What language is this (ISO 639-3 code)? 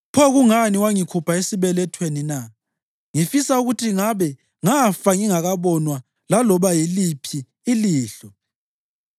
nde